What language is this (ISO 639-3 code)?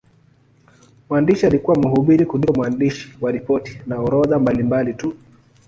swa